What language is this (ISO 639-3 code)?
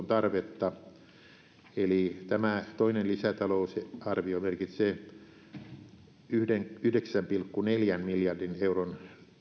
fin